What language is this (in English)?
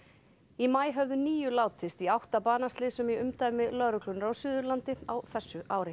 Icelandic